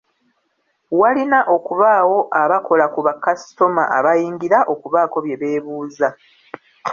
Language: Ganda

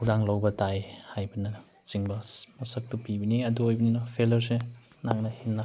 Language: Manipuri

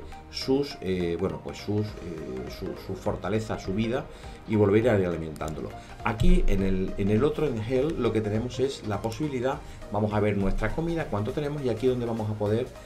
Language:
Spanish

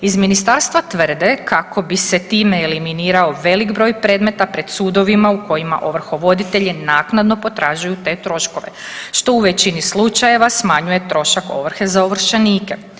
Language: Croatian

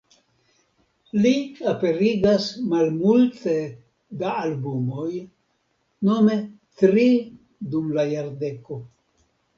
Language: Esperanto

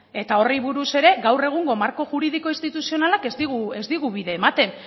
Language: Basque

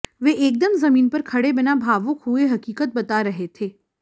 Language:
Hindi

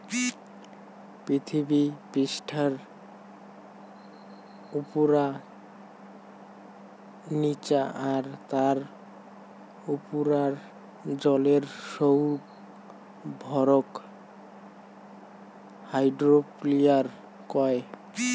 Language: Bangla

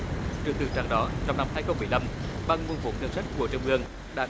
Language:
Vietnamese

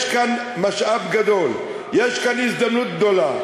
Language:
Hebrew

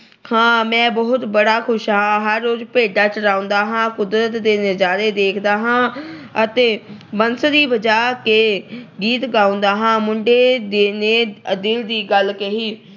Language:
Punjabi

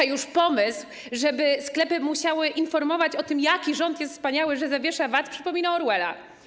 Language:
Polish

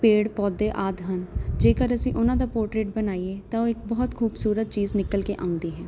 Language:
Punjabi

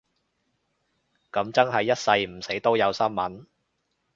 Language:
Cantonese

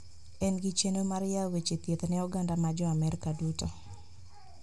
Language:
Luo (Kenya and Tanzania)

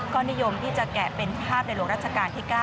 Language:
Thai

